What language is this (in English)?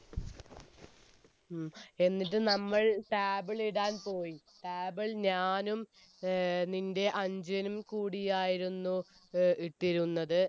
Malayalam